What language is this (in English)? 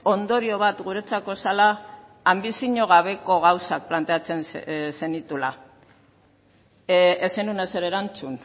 Basque